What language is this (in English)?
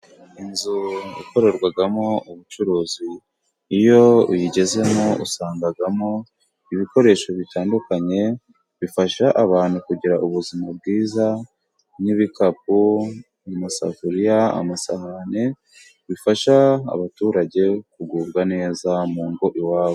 Kinyarwanda